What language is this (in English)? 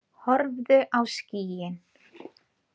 Icelandic